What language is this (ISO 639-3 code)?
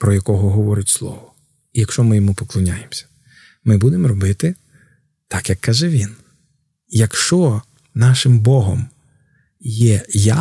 ukr